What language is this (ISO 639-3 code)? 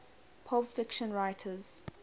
eng